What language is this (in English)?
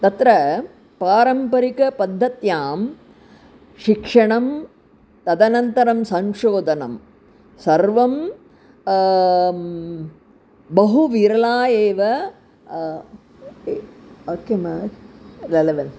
Sanskrit